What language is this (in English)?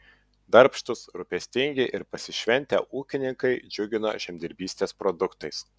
Lithuanian